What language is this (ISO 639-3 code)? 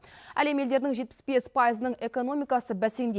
kaz